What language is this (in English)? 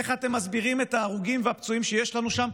Hebrew